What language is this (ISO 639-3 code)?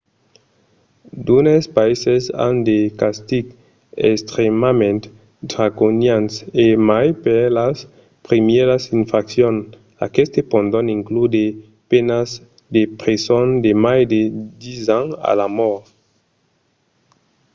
oci